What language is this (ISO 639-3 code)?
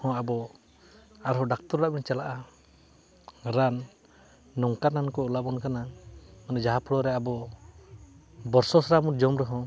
sat